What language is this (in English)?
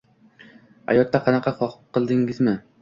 Uzbek